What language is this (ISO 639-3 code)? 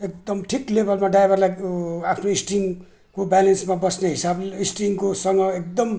nep